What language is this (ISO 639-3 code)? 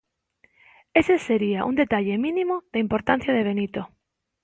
glg